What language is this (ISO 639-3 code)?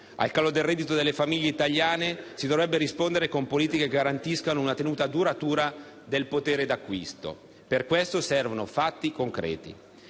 ita